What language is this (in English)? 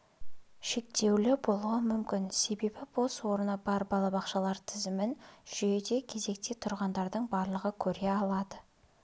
Kazakh